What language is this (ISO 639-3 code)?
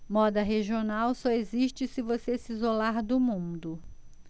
por